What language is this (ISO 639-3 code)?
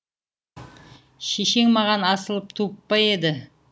kaz